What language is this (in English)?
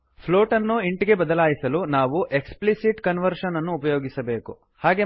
Kannada